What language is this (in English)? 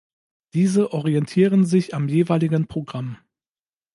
German